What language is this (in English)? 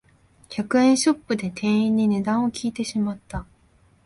Japanese